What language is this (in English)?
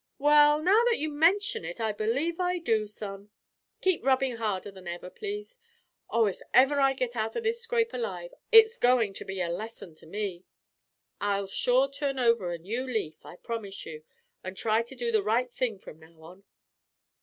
English